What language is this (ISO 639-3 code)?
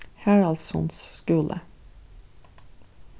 fao